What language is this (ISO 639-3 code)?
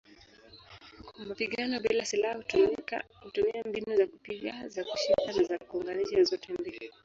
swa